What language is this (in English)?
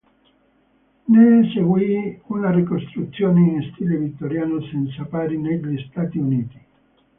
Italian